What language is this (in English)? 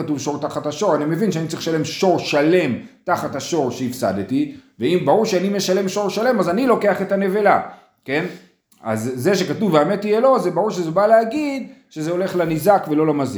Hebrew